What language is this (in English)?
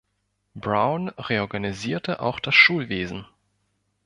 German